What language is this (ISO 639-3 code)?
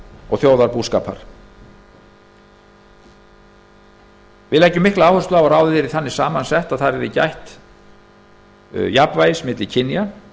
isl